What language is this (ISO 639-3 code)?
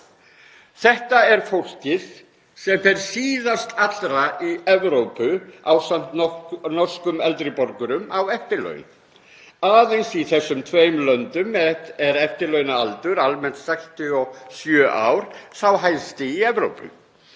isl